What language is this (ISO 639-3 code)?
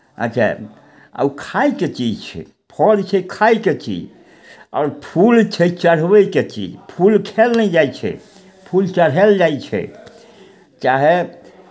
mai